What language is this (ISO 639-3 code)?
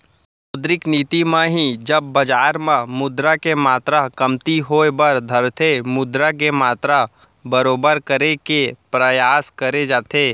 hne